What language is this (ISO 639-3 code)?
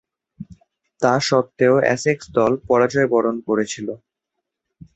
ben